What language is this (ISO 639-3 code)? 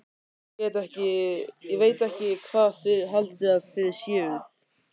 isl